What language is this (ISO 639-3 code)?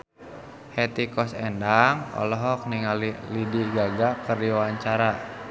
sun